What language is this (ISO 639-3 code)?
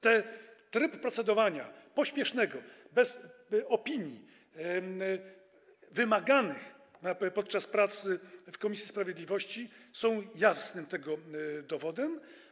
pol